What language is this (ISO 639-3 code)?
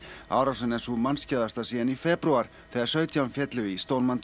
isl